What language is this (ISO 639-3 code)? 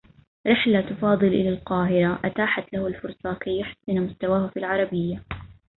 ara